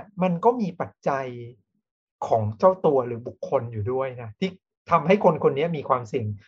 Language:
Thai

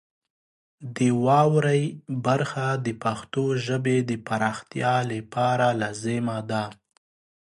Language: Pashto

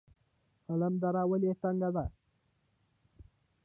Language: Pashto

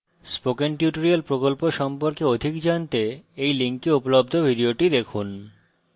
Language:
Bangla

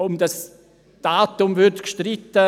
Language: Swiss German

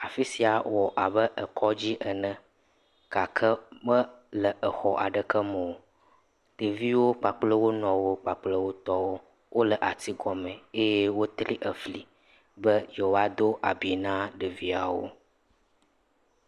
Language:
Ewe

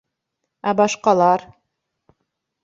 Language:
Bashkir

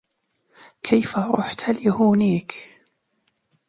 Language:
Arabic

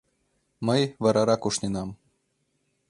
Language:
Mari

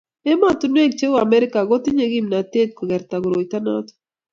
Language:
Kalenjin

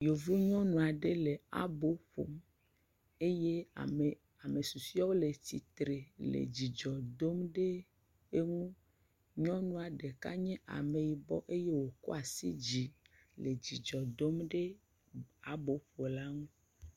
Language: Ewe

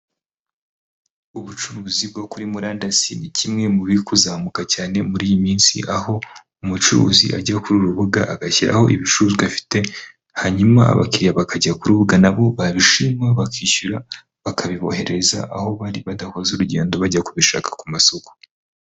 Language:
Kinyarwanda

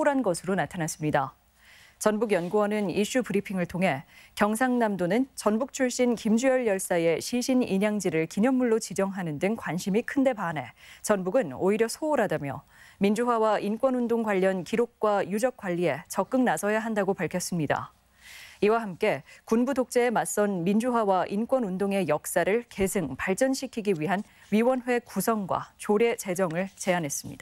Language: Korean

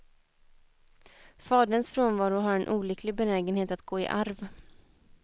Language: Swedish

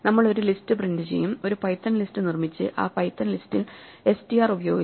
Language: Malayalam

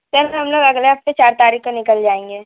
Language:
Hindi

